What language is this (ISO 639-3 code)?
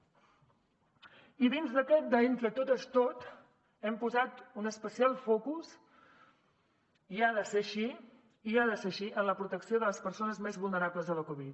cat